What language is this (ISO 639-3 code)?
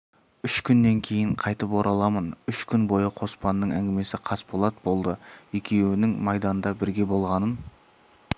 kaz